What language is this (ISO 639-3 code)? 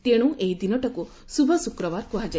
ori